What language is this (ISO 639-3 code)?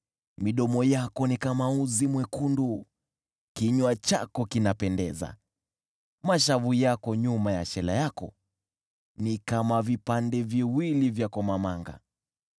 swa